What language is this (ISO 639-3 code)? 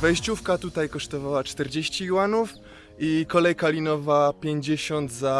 pol